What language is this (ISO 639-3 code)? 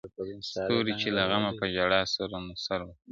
pus